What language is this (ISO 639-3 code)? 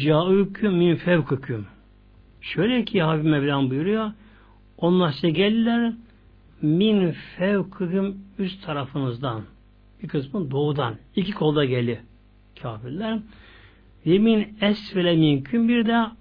tur